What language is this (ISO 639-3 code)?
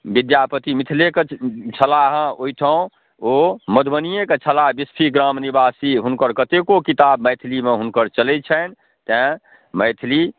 mai